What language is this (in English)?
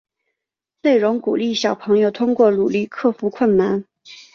Chinese